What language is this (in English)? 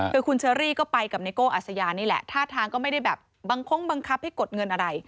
Thai